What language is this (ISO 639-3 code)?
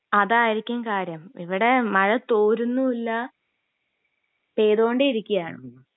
mal